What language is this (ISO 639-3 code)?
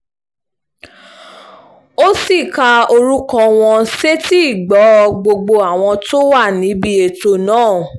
yor